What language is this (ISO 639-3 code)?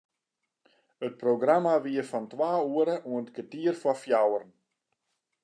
fry